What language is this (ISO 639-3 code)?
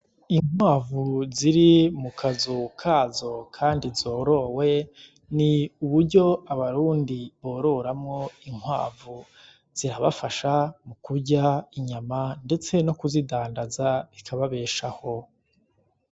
run